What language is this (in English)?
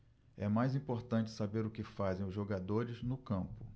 Portuguese